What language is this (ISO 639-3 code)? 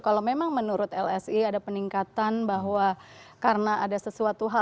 ind